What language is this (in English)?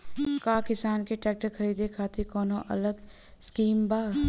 Bhojpuri